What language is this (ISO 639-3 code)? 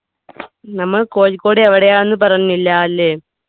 mal